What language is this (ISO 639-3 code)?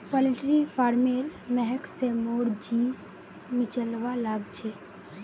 mag